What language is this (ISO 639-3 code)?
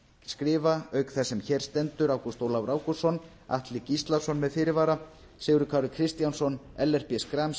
isl